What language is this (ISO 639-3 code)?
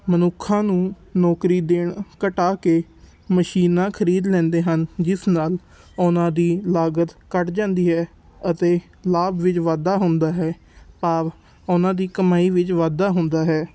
pan